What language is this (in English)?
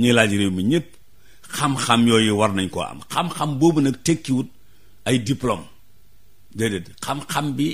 Indonesian